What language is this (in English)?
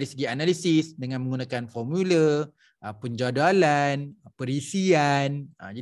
Malay